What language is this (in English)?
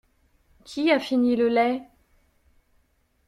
French